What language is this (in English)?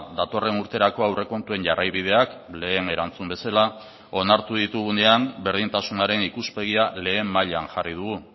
Basque